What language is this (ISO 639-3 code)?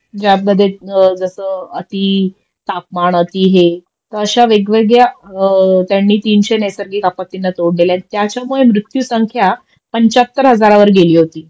mar